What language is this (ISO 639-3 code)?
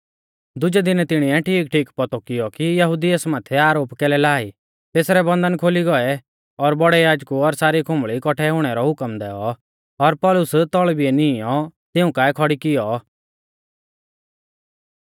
bfz